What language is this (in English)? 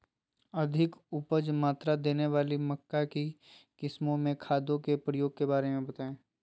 Magahi